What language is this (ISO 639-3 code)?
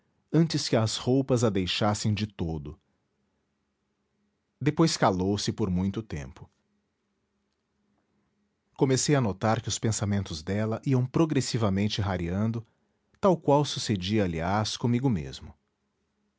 por